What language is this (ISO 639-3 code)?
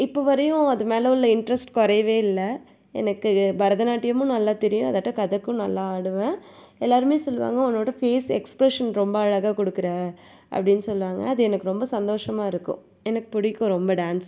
tam